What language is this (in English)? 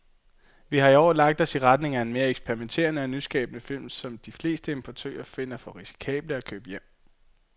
Danish